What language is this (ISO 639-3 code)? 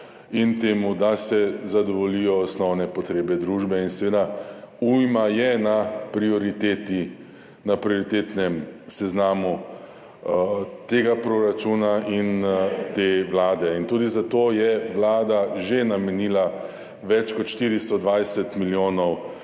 slv